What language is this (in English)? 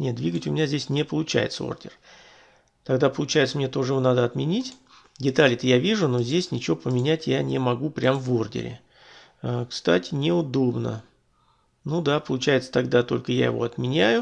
Russian